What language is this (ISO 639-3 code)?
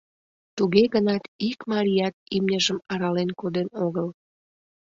chm